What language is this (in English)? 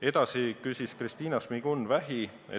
Estonian